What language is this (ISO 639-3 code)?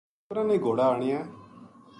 gju